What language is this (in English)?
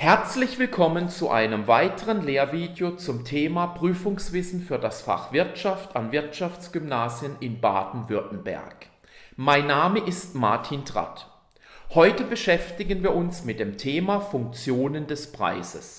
German